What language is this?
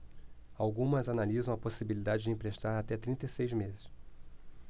Portuguese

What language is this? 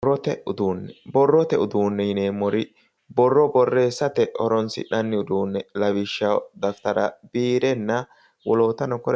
Sidamo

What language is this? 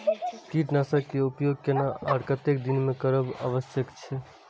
Maithili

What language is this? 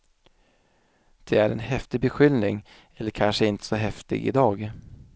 Swedish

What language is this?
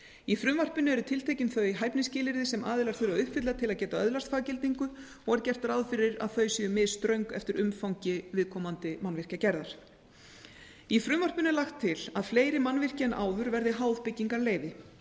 Icelandic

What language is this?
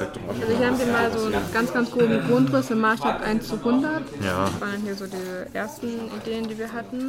German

